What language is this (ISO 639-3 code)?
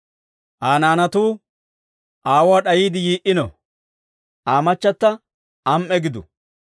dwr